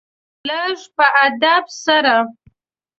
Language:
Pashto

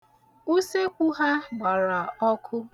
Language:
Igbo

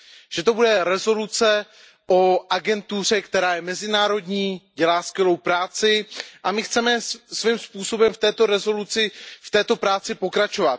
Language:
Czech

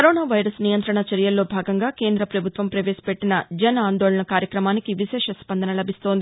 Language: Telugu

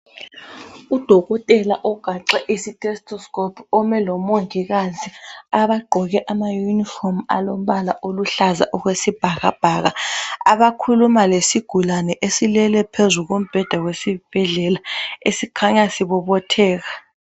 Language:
North Ndebele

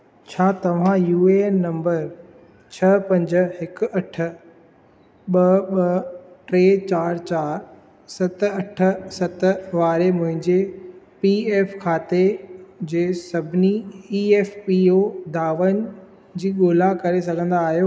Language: Sindhi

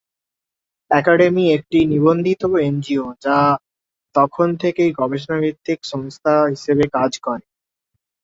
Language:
Bangla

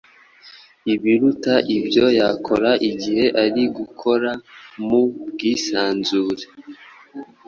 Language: Kinyarwanda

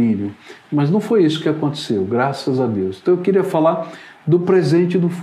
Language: Portuguese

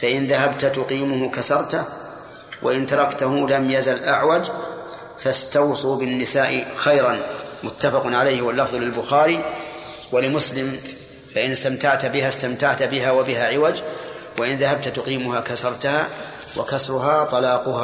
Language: Arabic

